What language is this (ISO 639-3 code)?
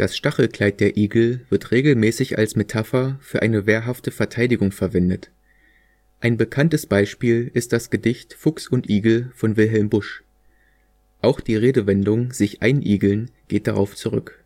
deu